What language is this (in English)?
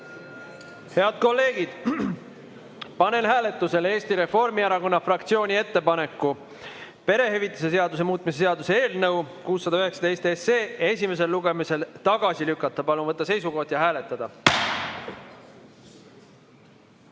Estonian